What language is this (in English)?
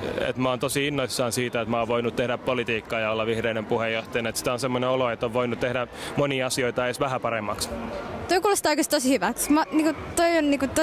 Finnish